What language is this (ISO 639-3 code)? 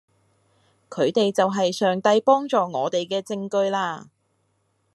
yue